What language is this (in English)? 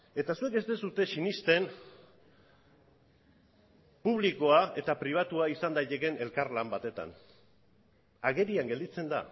Basque